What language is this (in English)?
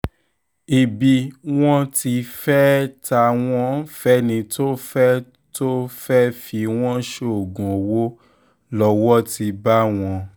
Yoruba